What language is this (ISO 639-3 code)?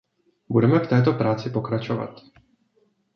ces